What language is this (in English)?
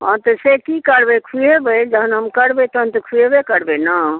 Maithili